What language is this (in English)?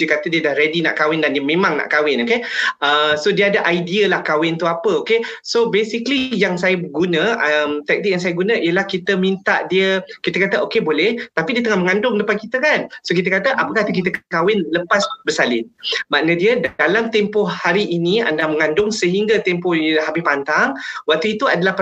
Malay